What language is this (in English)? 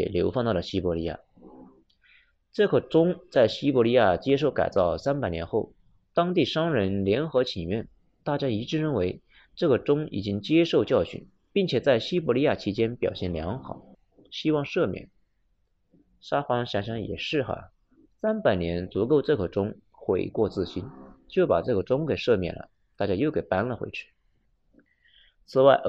Chinese